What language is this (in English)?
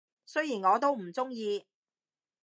Cantonese